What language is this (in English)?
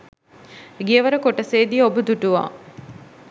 Sinhala